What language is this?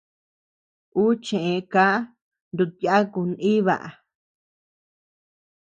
Tepeuxila Cuicatec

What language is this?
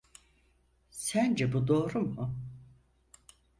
Turkish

